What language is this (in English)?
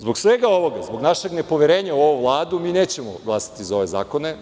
Serbian